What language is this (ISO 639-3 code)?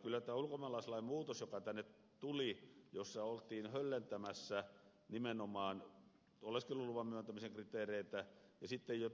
fin